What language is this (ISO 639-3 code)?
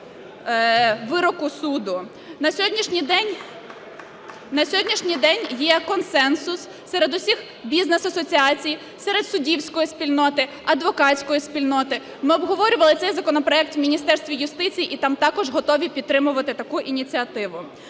ukr